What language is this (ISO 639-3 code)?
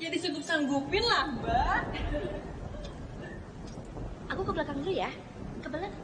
ind